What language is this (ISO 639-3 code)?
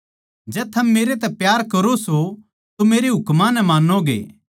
bgc